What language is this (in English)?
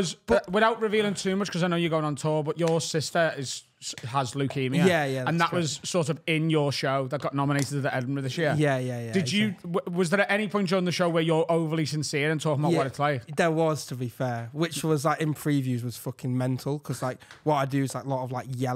English